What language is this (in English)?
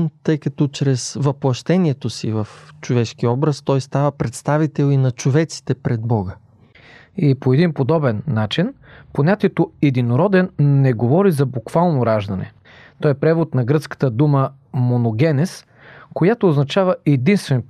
Bulgarian